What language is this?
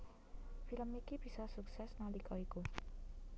Javanese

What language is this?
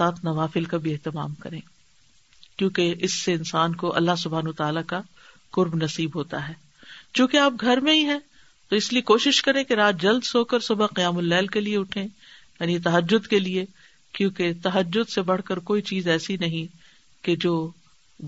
Urdu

